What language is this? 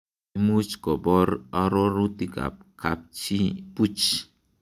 Kalenjin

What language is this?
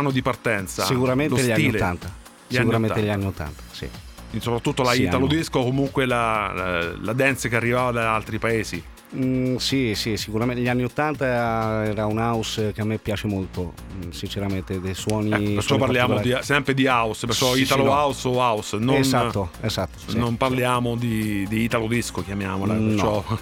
Italian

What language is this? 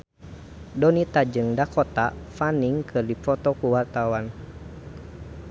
Sundanese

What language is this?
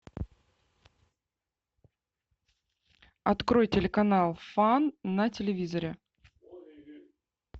Russian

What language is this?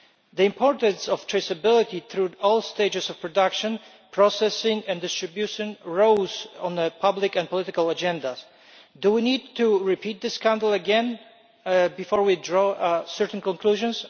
English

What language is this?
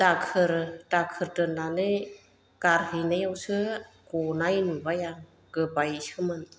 Bodo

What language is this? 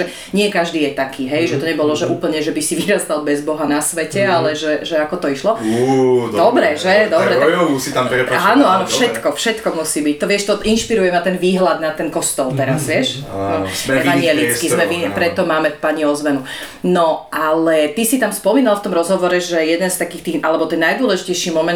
Slovak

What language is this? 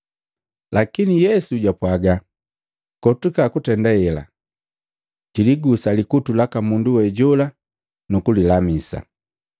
Matengo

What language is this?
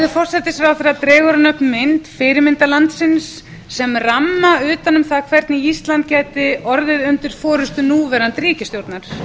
Icelandic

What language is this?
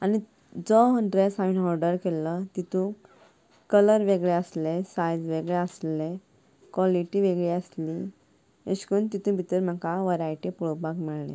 Konkani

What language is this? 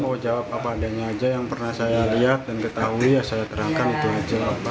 Indonesian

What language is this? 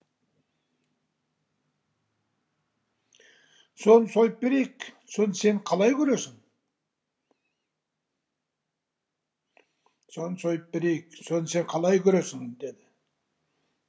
Kazakh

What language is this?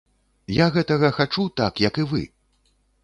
Belarusian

